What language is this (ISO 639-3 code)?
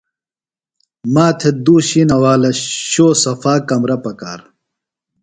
phl